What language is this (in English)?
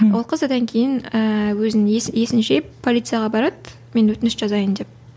Kazakh